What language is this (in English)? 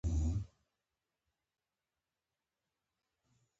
Pashto